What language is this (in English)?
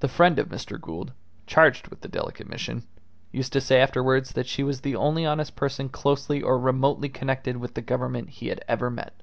English